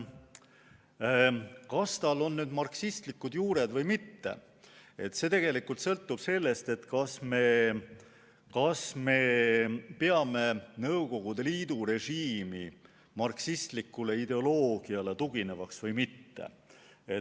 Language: Estonian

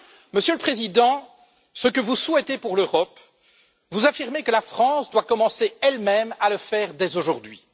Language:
French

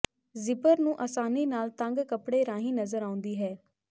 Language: Punjabi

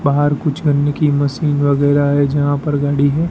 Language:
Hindi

